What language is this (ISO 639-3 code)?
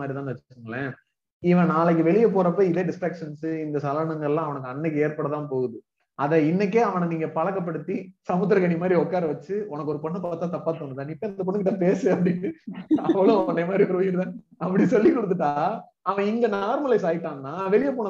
tam